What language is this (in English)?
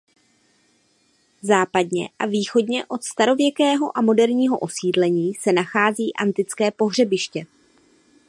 Czech